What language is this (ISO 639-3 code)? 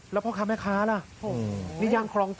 tha